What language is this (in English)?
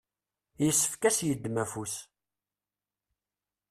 Kabyle